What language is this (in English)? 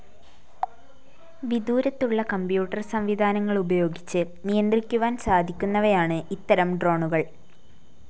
Malayalam